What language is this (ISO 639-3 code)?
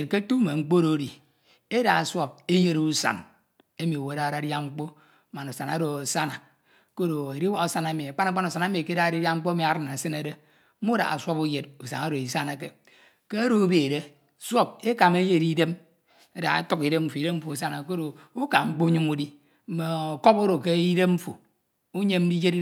itw